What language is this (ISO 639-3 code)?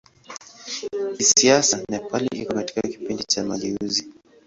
swa